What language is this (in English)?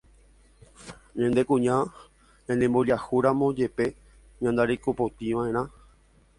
Guarani